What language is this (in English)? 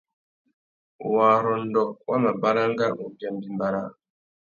Tuki